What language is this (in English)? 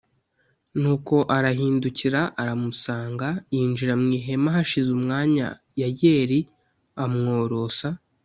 Kinyarwanda